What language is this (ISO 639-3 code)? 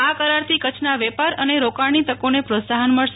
guj